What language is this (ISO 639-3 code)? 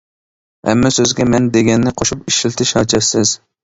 uig